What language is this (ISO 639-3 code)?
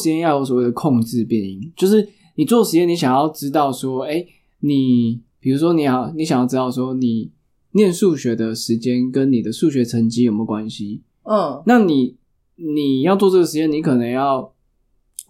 zho